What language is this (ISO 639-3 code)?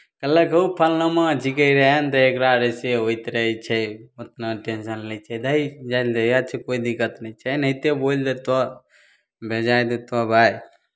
mai